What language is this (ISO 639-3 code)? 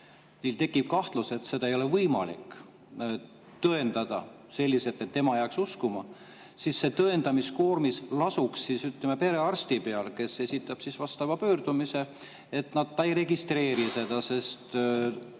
est